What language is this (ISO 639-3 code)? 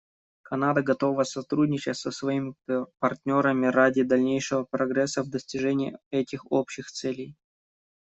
rus